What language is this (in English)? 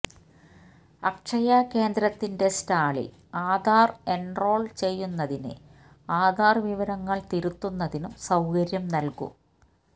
Malayalam